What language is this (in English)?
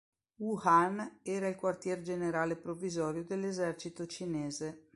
Italian